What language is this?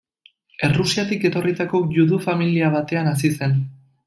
Basque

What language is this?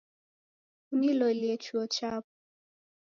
Taita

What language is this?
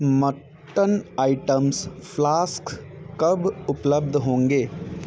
Hindi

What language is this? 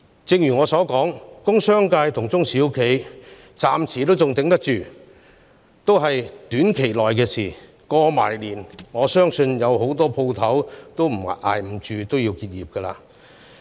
Cantonese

